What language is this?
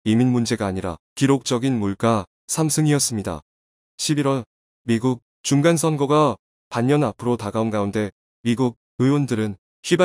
Korean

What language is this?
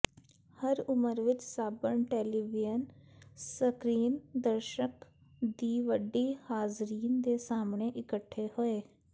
Punjabi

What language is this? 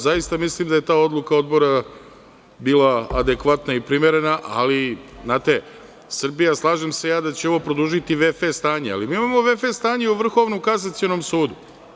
Serbian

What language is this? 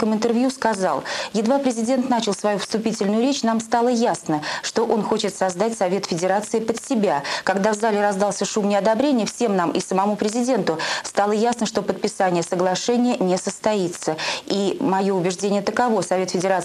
Russian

